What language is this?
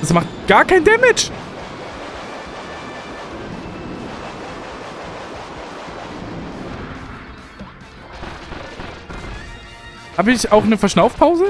German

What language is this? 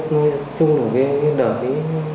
Vietnamese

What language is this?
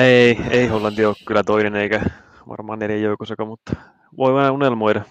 Finnish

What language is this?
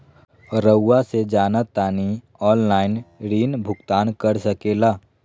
Magahi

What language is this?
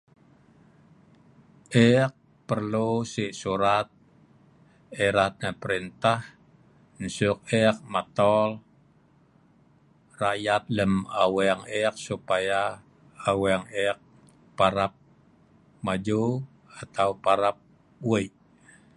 Sa'ban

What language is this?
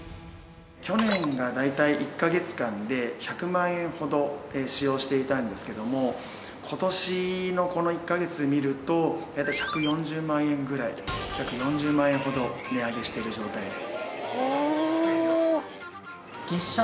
Japanese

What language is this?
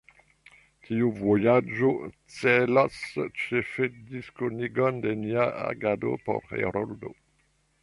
Esperanto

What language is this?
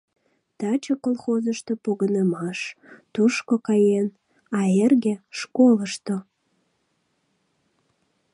Mari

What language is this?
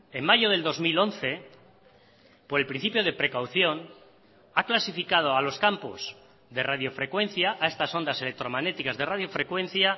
Spanish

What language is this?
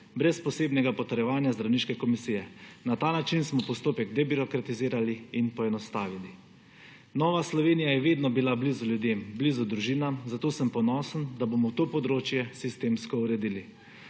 Slovenian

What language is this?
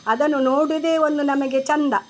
Kannada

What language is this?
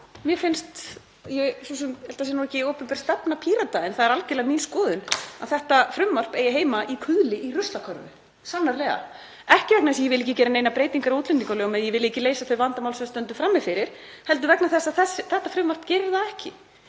Icelandic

